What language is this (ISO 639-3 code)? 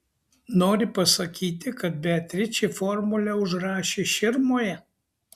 lit